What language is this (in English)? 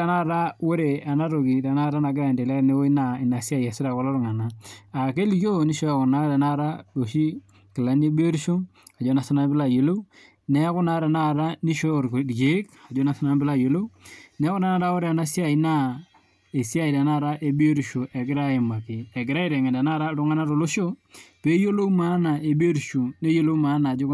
Masai